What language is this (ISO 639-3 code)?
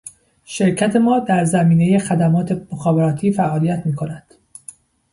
fas